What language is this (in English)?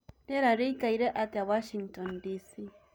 Kikuyu